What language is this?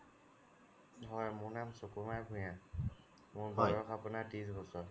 Assamese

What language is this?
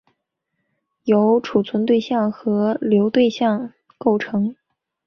Chinese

